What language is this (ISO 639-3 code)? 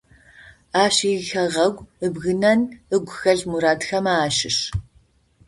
ady